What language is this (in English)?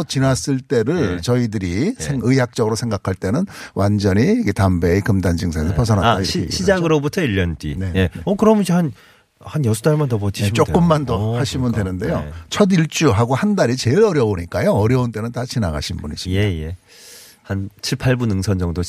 Korean